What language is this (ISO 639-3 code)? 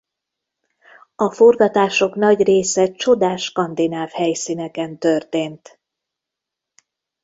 hun